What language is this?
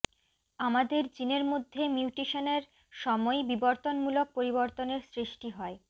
Bangla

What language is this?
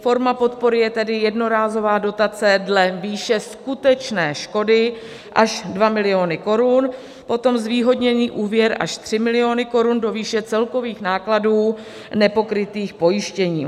Czech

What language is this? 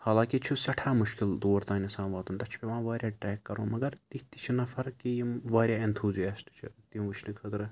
Kashmiri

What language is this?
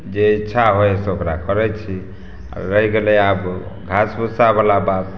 Maithili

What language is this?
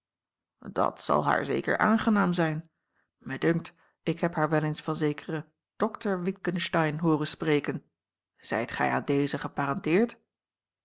Dutch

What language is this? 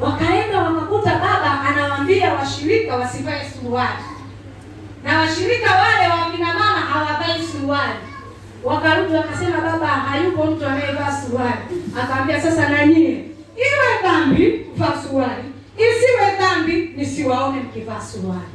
Swahili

